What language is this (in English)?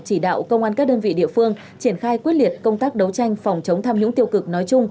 Vietnamese